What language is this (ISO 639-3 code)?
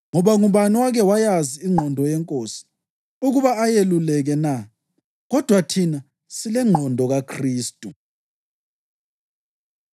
nde